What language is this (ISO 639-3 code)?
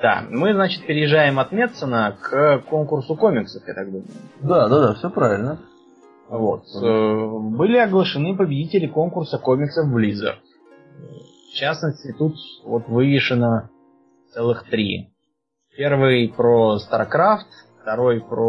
rus